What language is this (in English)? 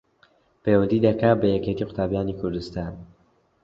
Central Kurdish